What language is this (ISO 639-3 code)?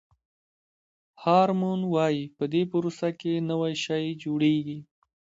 pus